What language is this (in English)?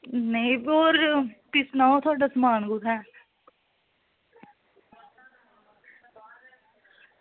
Dogri